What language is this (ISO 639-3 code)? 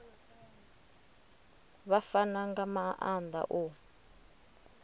ven